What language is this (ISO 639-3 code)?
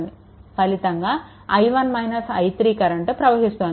tel